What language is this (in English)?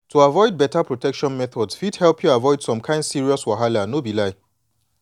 Nigerian Pidgin